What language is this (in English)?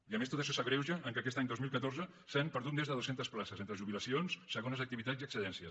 Catalan